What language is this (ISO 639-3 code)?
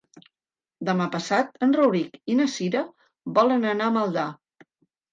cat